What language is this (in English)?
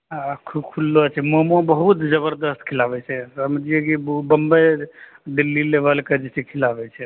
Maithili